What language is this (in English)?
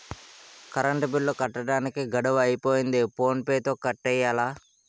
Telugu